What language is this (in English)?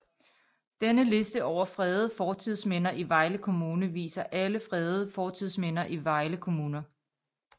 Danish